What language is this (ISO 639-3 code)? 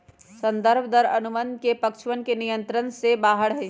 mag